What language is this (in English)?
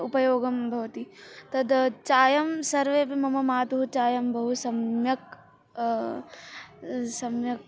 Sanskrit